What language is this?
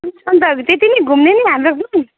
Nepali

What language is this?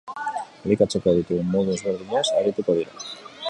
Basque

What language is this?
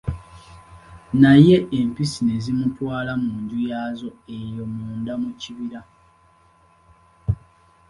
Ganda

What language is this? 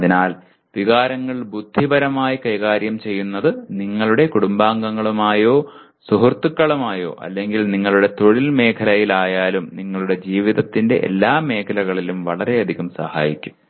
Malayalam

